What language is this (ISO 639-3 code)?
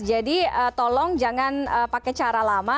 ind